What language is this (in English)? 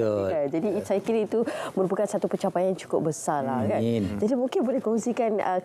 Malay